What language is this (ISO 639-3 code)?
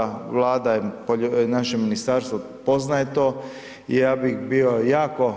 hrv